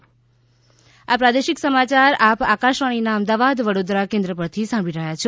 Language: Gujarati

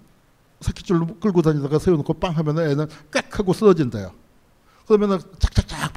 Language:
Korean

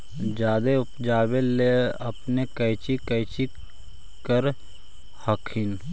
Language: Magahi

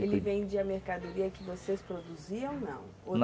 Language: Portuguese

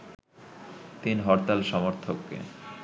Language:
Bangla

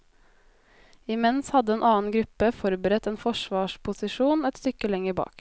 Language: Norwegian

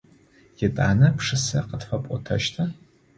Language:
Adyghe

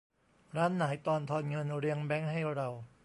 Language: Thai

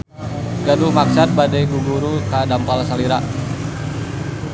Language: Sundanese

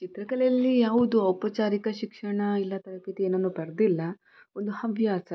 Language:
Kannada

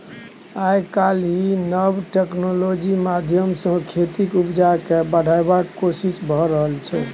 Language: Maithili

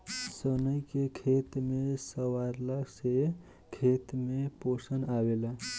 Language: Bhojpuri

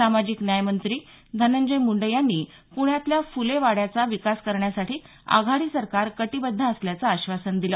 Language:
Marathi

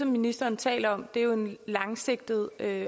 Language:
Danish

